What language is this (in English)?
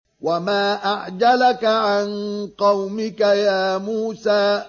Arabic